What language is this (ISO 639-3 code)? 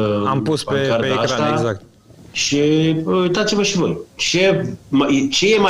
ron